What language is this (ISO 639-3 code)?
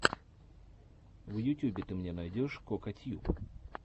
rus